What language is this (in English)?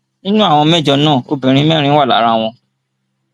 Yoruba